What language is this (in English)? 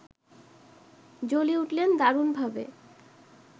Bangla